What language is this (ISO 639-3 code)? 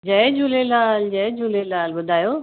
snd